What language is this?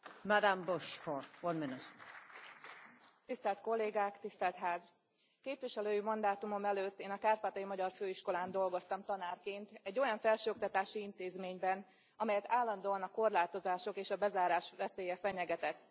Hungarian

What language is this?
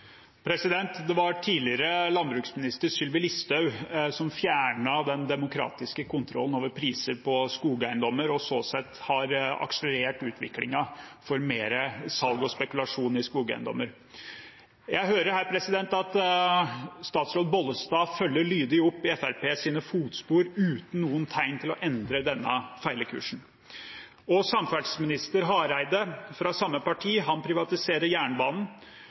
Norwegian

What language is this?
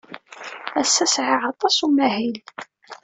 Kabyle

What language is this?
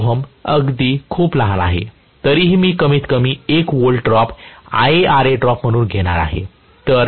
Marathi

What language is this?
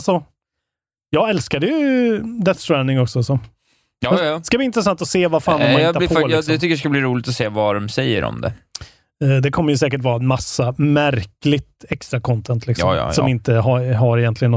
Swedish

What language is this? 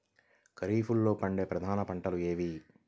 Telugu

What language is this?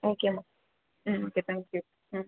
Tamil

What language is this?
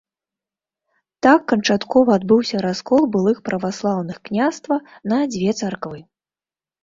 Belarusian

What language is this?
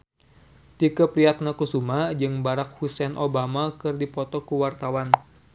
Sundanese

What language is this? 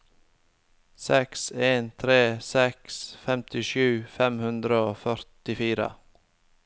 Norwegian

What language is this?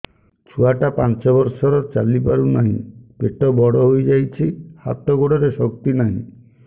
Odia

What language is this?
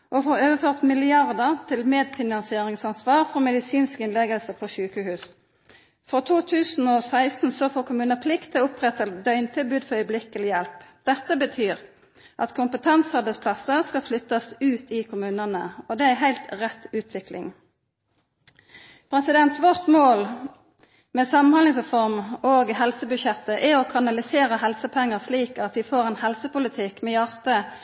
Norwegian Nynorsk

